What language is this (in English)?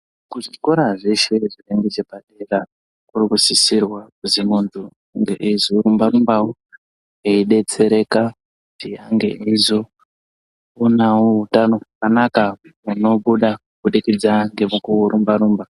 Ndau